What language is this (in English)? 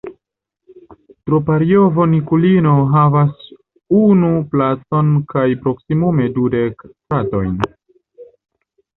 Esperanto